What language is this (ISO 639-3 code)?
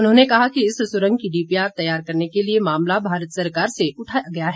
hin